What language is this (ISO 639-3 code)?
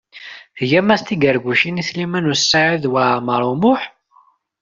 kab